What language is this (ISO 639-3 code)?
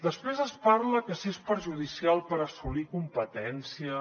cat